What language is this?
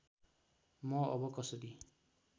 Nepali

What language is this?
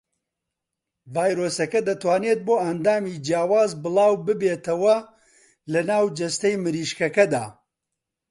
Central Kurdish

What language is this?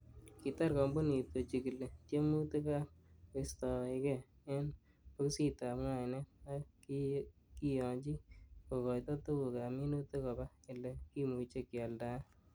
Kalenjin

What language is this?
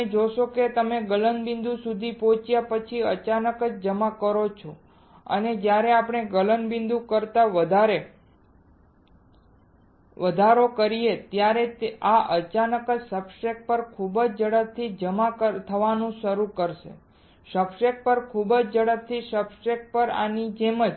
Gujarati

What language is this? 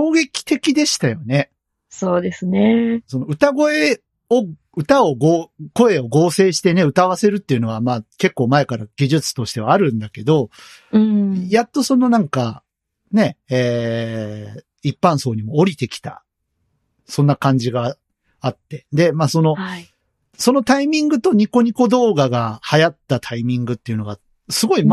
Japanese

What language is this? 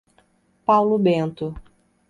Portuguese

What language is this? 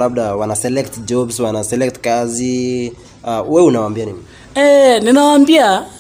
Swahili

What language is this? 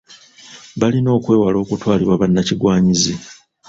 Ganda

